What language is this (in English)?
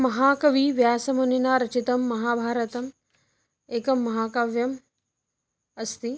Sanskrit